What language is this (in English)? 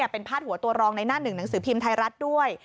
Thai